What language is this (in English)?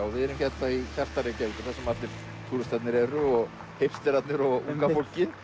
Icelandic